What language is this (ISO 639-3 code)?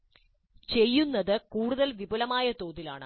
mal